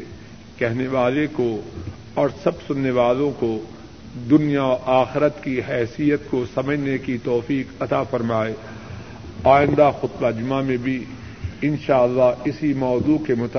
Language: Urdu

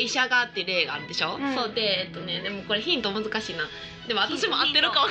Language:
Japanese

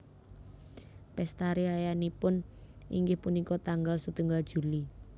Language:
Javanese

